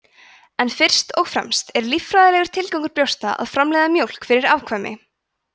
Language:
Icelandic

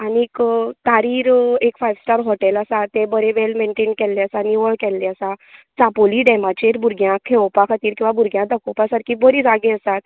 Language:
Konkani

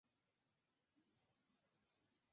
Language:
Chinese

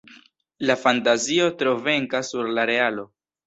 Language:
Esperanto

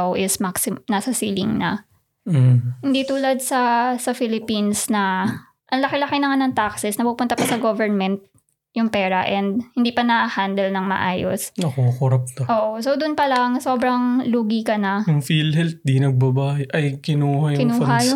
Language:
Filipino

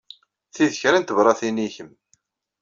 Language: Kabyle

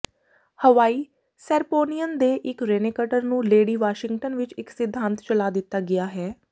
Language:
Punjabi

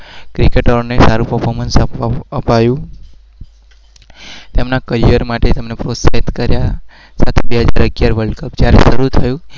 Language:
Gujarati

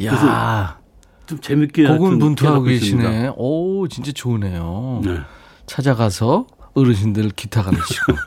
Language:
Korean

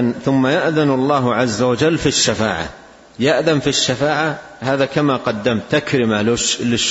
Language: Arabic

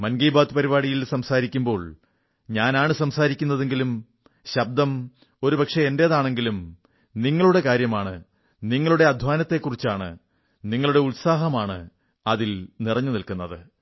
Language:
Malayalam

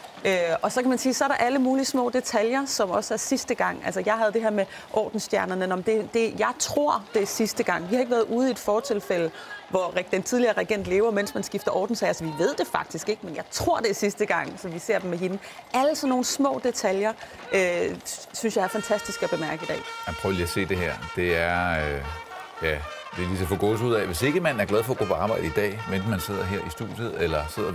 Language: Danish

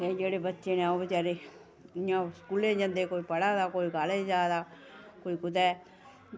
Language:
Dogri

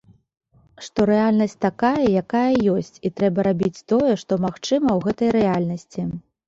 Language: Belarusian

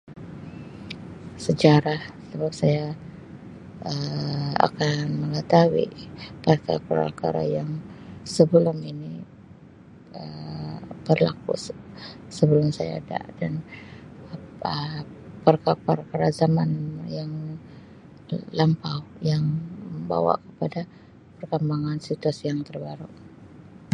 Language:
Sabah Malay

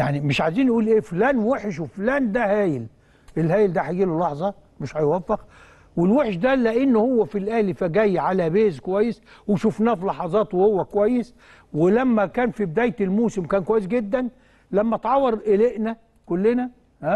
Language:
Arabic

